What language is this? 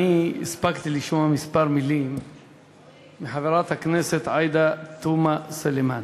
Hebrew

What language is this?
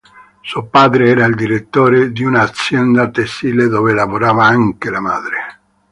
Italian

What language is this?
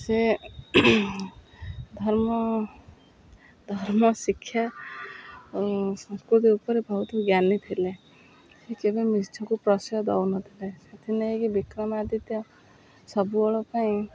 Odia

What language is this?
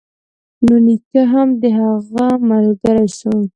Pashto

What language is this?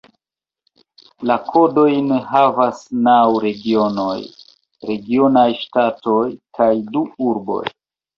Esperanto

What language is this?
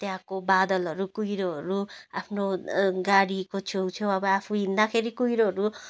Nepali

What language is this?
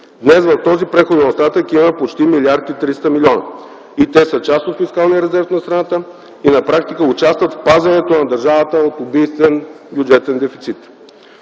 Bulgarian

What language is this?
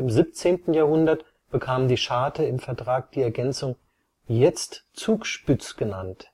German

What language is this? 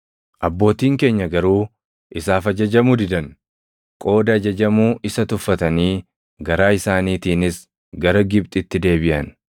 Oromo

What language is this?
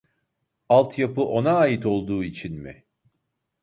Turkish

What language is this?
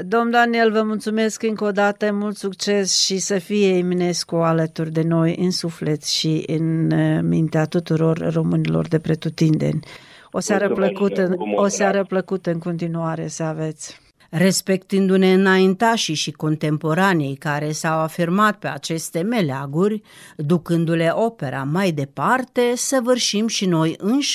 Romanian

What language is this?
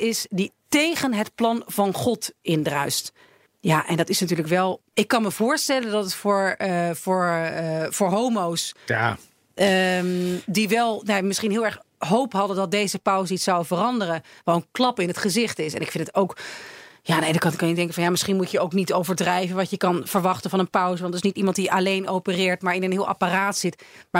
Dutch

